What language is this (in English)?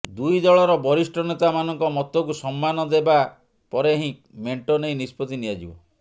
Odia